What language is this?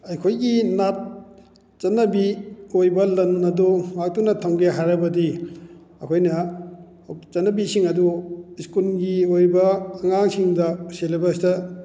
Manipuri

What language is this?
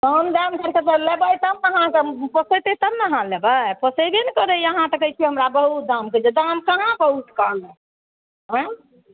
Maithili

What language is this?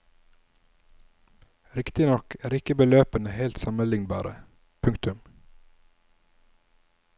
Norwegian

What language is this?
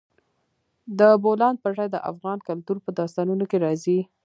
Pashto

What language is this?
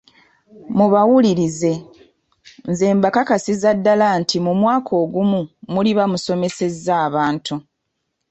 Ganda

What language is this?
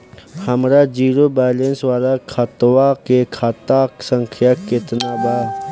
Bhojpuri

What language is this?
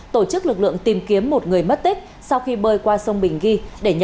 Vietnamese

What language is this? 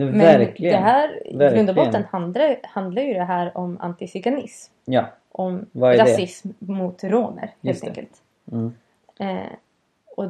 Swedish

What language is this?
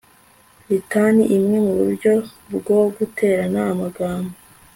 Kinyarwanda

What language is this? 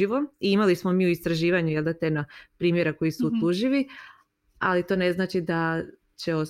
Croatian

